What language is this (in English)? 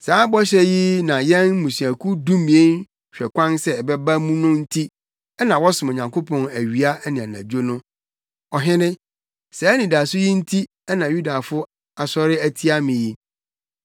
Akan